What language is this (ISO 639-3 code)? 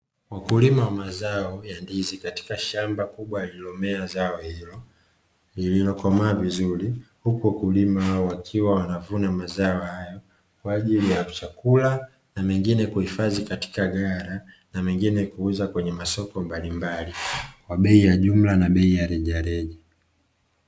swa